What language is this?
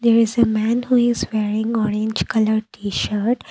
English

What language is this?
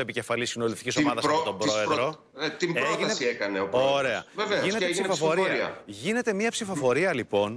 Greek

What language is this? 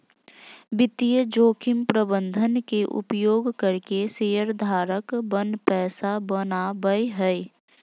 Magahi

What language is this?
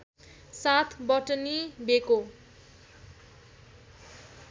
Nepali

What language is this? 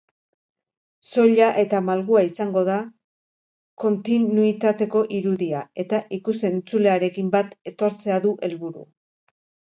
Basque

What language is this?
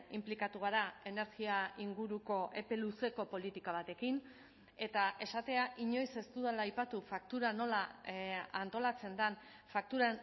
Basque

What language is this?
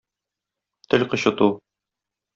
Tatar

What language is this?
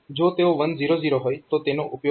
Gujarati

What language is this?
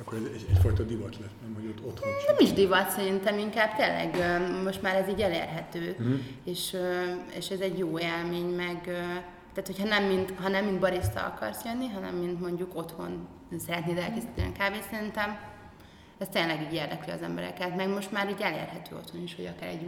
Hungarian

